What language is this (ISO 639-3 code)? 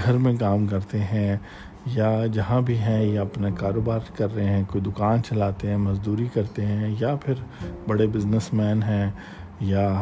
urd